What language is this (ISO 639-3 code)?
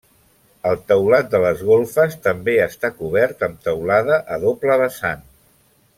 cat